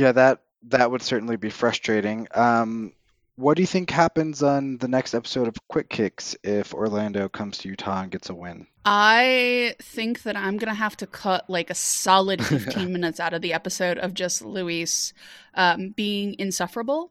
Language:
English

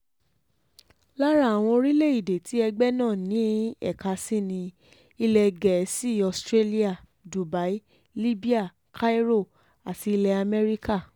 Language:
Yoruba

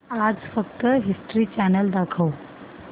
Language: Marathi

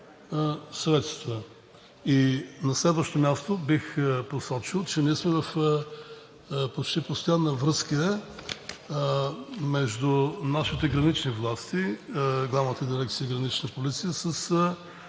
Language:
Bulgarian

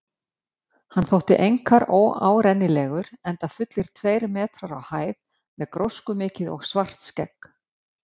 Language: Icelandic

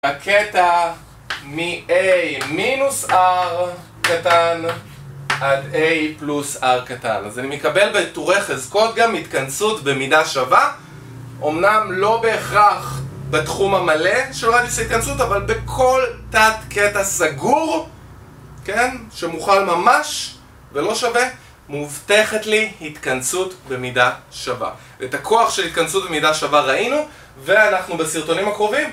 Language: Hebrew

